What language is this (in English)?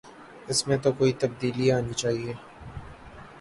Urdu